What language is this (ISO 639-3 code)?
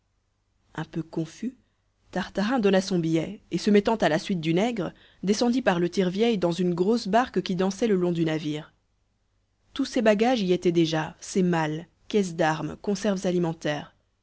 fra